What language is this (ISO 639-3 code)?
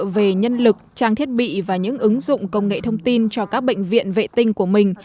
vie